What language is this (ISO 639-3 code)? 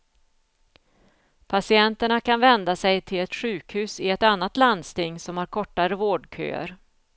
swe